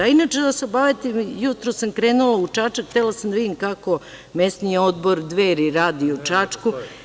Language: Serbian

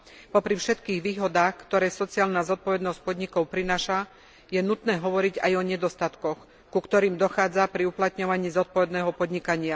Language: Slovak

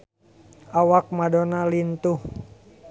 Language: Sundanese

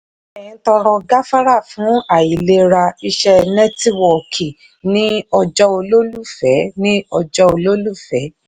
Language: Yoruba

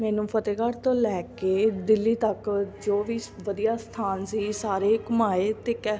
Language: Punjabi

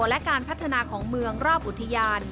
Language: Thai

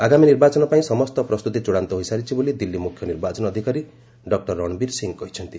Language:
Odia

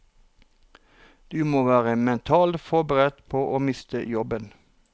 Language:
Norwegian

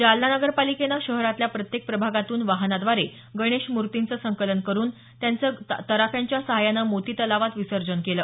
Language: Marathi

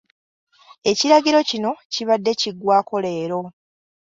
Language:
Ganda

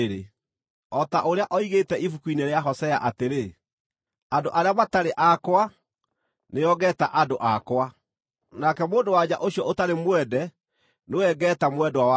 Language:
Kikuyu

